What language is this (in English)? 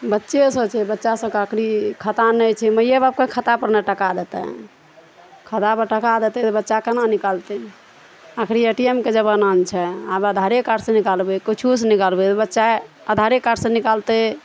Maithili